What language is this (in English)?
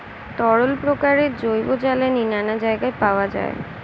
Bangla